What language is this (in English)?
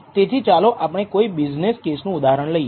Gujarati